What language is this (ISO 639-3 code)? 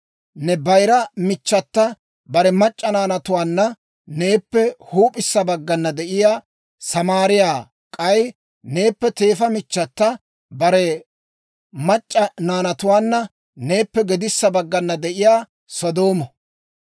dwr